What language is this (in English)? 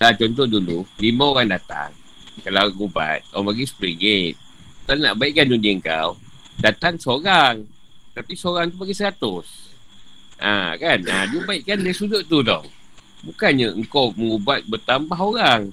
Malay